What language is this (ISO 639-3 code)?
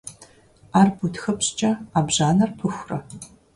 kbd